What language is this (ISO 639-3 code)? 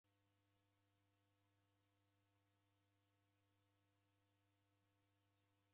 dav